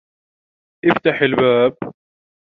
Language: Arabic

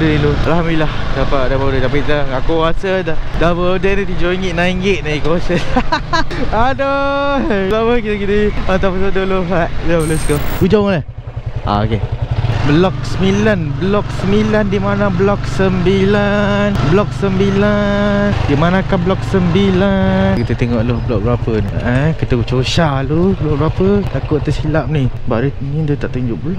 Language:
Malay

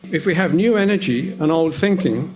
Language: English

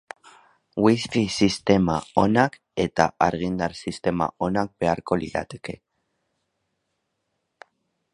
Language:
Basque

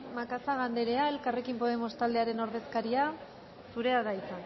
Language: Basque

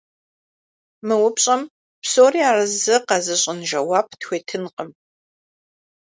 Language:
Kabardian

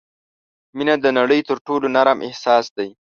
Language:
Pashto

